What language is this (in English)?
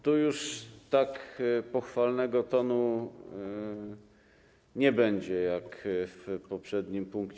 Polish